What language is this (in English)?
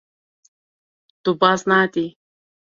Kurdish